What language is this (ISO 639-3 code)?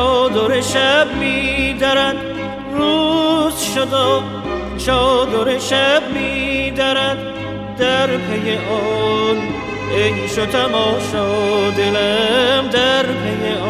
fas